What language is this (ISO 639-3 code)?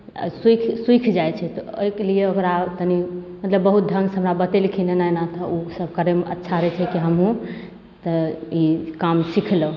mai